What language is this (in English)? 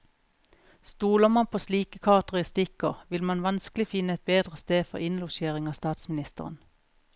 Norwegian